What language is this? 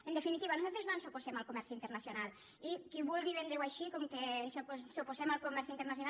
Catalan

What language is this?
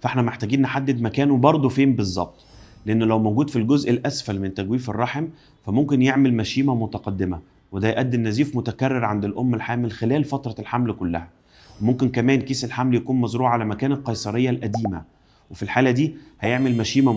Arabic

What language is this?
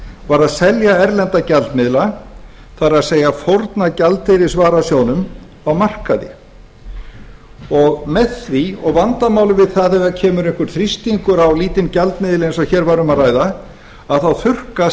Icelandic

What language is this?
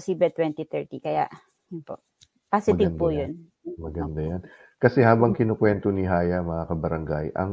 Filipino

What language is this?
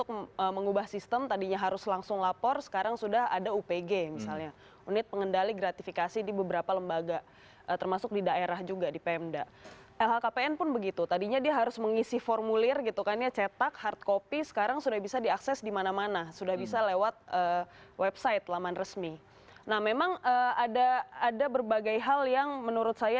Indonesian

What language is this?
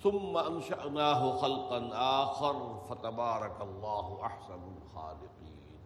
Urdu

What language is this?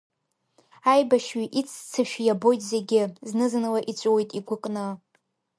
Abkhazian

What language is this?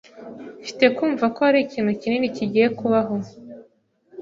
Kinyarwanda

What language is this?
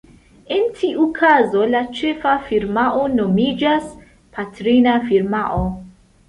Esperanto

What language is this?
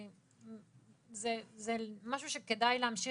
Hebrew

